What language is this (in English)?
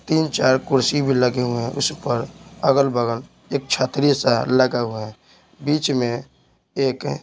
Hindi